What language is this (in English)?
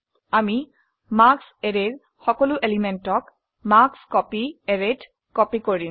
Assamese